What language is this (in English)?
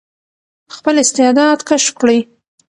Pashto